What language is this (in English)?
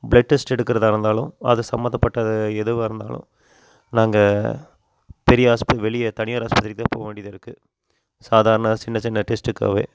Tamil